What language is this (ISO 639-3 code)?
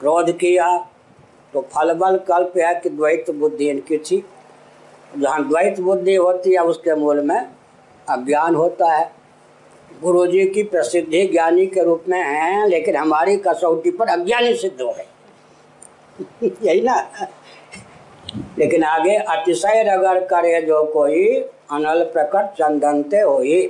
hin